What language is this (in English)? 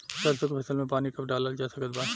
Bhojpuri